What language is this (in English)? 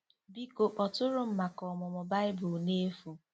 Igbo